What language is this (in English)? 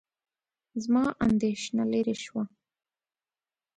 Pashto